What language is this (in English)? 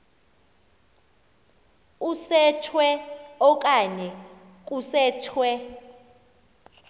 Xhosa